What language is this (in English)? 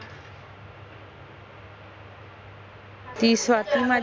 Marathi